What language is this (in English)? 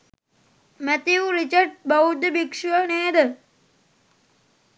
Sinhala